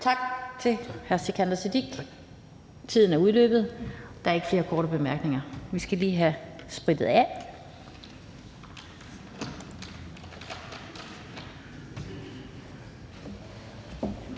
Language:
Danish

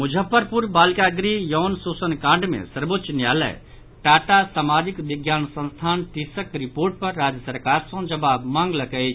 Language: Maithili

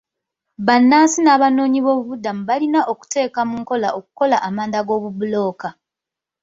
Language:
Ganda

